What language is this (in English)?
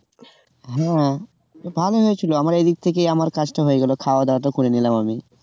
Bangla